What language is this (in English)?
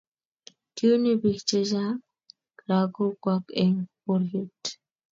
Kalenjin